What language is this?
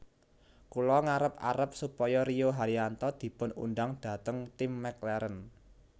Javanese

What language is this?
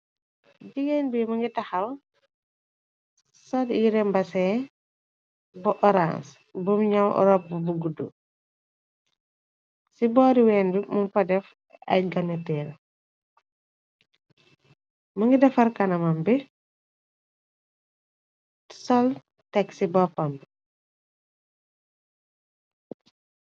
Wolof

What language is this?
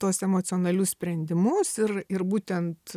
Lithuanian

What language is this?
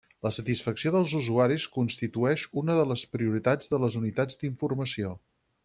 Catalan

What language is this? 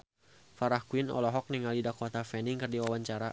Sundanese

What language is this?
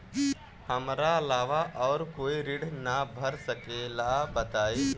Bhojpuri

